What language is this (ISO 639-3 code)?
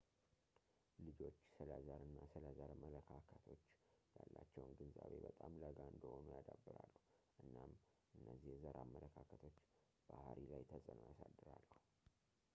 amh